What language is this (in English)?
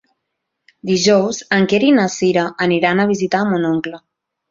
Catalan